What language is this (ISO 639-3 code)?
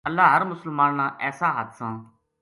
gju